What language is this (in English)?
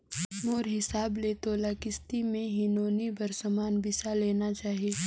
Chhattisgarhi